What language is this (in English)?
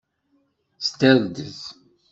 Kabyle